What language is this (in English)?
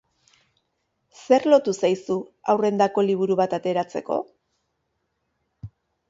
Basque